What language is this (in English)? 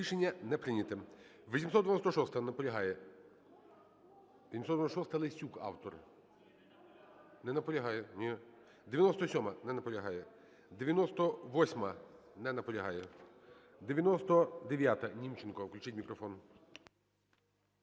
Ukrainian